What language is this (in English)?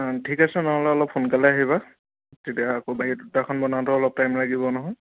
Assamese